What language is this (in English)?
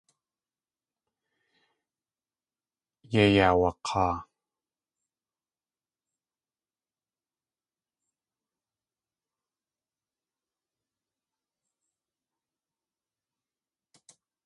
Tlingit